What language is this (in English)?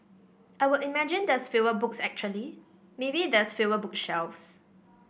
English